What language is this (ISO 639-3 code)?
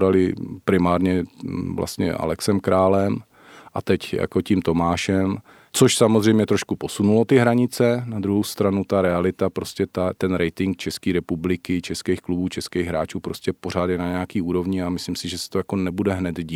ces